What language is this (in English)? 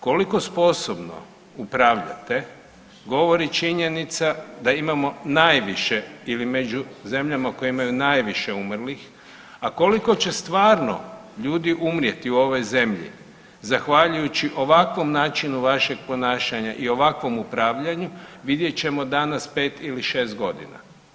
Croatian